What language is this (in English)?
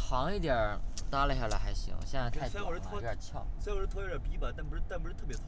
Chinese